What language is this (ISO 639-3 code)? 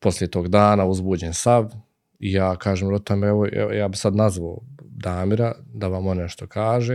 hrv